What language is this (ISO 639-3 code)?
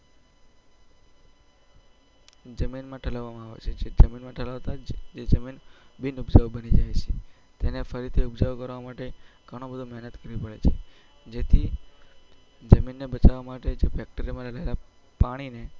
guj